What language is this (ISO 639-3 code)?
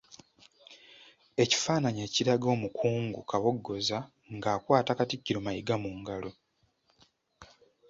lug